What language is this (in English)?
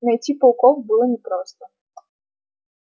Russian